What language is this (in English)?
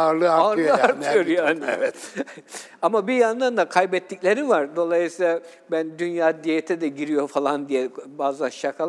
Turkish